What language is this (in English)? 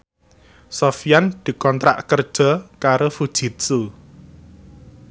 Javanese